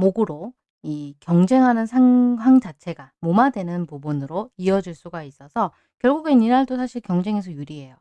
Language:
Korean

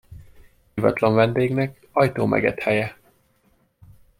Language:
Hungarian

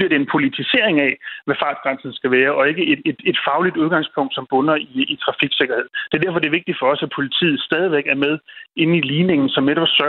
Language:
Danish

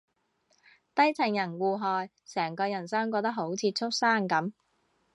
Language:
Cantonese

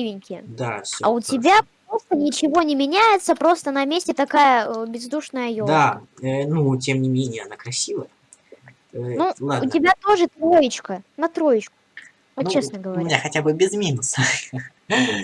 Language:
Russian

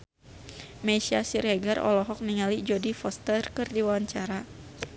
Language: Sundanese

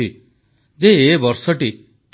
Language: Odia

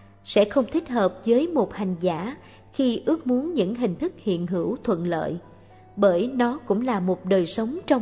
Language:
Vietnamese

